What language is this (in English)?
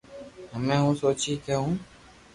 Loarki